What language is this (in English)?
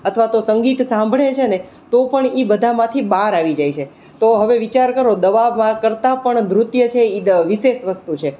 Gujarati